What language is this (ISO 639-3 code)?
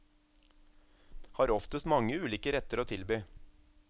nor